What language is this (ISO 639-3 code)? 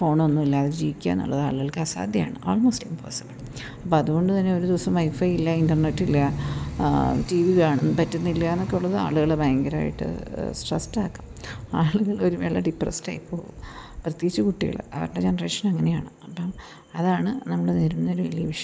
mal